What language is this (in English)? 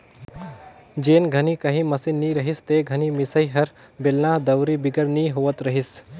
Chhattisgarhi